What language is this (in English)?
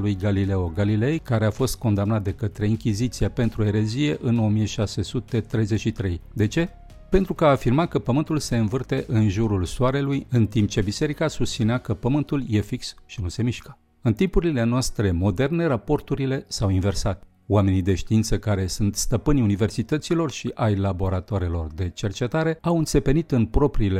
Romanian